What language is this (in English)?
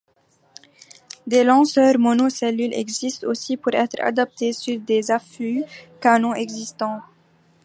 French